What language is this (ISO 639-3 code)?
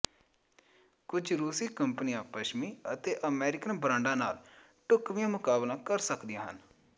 pan